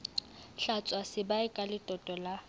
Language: Southern Sotho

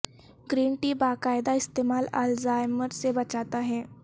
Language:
Urdu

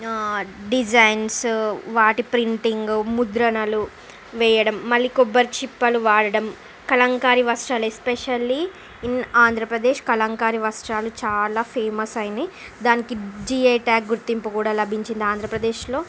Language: Telugu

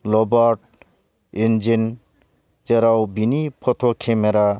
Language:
Bodo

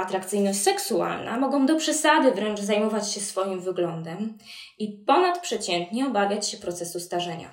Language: Polish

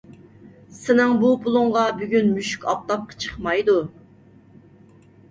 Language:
Uyghur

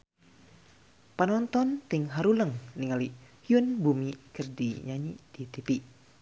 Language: Sundanese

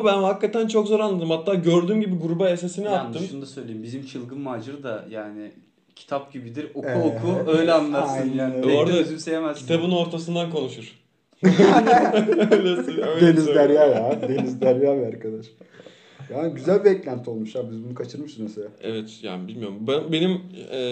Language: Turkish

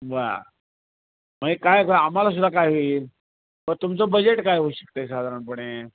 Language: Marathi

